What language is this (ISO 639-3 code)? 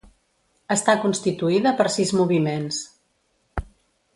cat